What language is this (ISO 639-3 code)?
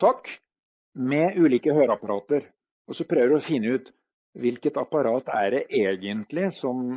nor